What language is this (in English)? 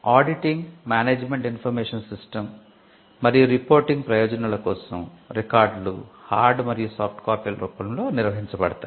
Telugu